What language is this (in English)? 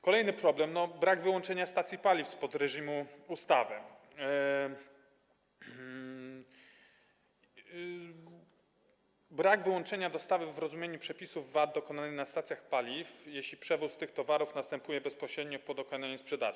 Polish